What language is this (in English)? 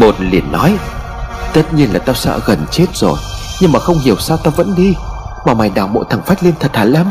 Vietnamese